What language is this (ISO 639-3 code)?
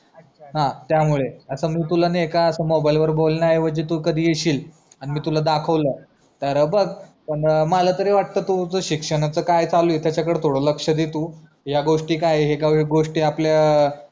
mar